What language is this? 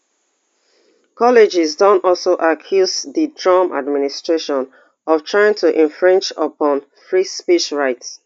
Nigerian Pidgin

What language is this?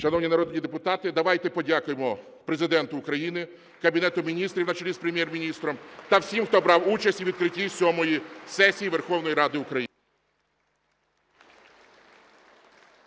Ukrainian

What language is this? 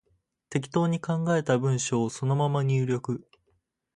Japanese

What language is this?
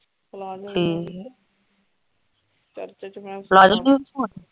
Punjabi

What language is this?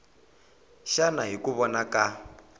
Tsonga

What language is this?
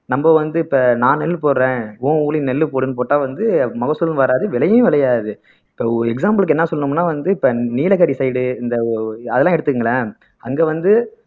Tamil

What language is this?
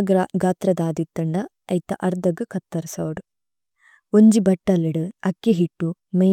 Tulu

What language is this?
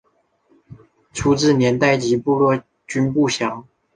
Chinese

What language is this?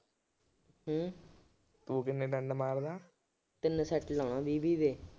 Punjabi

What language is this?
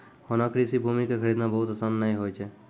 Maithili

